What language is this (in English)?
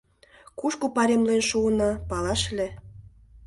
Mari